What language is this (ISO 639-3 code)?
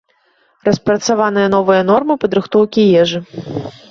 bel